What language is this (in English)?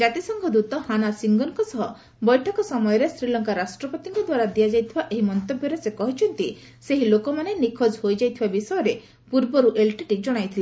Odia